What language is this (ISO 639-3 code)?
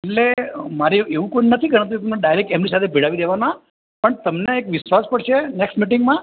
guj